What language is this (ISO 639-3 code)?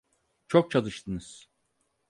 tur